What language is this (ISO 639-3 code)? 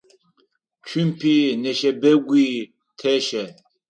ady